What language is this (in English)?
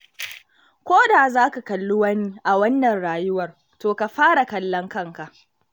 Hausa